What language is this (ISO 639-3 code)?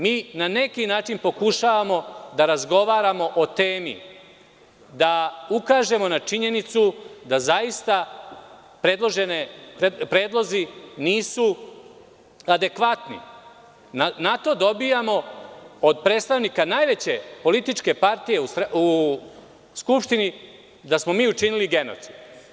srp